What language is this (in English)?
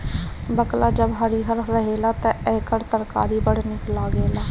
Bhojpuri